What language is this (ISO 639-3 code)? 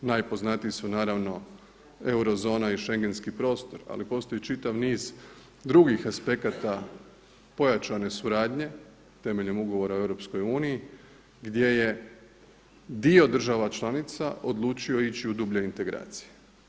hrv